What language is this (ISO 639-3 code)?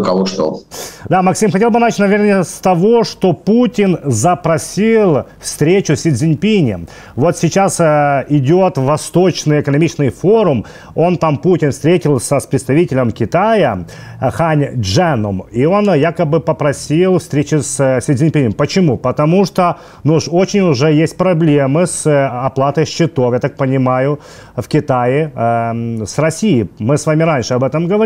rus